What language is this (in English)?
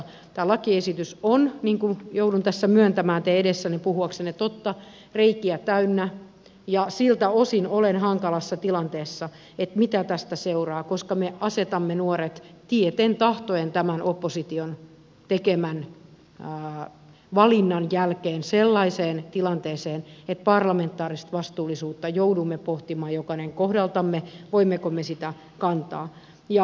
Finnish